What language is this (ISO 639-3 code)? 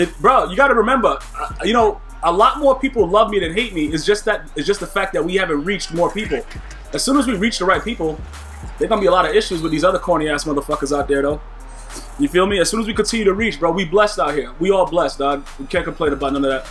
eng